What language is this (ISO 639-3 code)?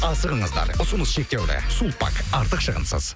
kaz